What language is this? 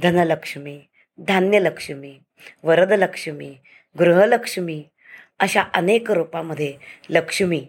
Marathi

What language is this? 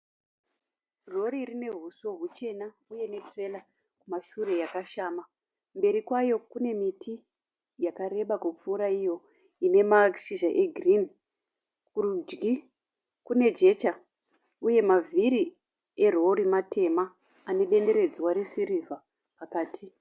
Shona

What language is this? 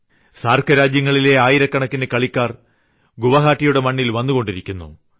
Malayalam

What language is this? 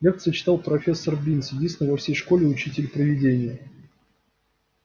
Russian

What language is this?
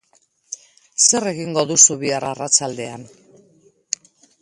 Basque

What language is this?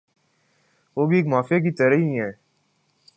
Urdu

